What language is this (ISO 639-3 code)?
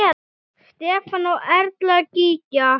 isl